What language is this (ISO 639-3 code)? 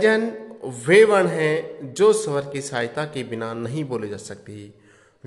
hin